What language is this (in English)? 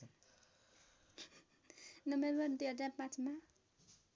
Nepali